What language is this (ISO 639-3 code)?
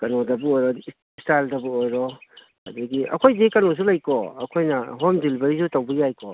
mni